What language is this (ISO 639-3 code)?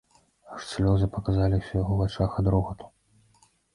bel